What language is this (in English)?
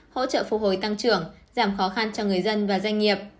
Vietnamese